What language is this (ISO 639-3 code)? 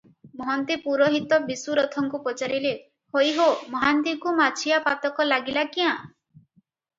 ori